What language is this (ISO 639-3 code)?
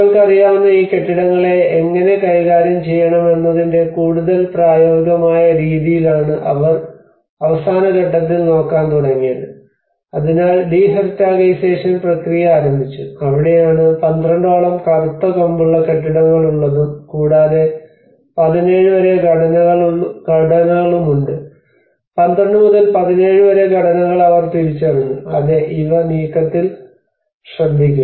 mal